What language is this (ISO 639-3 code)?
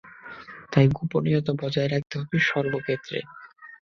ben